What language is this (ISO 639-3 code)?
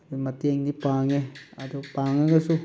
mni